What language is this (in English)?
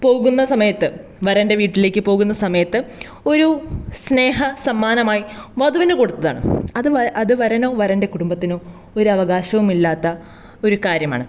Malayalam